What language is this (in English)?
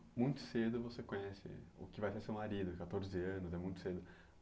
Portuguese